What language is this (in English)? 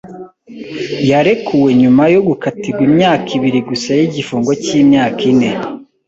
Kinyarwanda